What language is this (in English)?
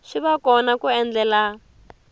Tsonga